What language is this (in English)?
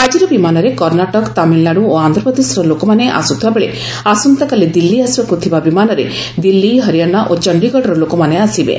Odia